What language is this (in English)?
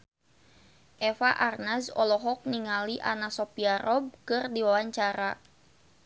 Sundanese